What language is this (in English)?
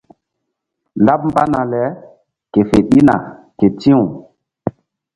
Mbum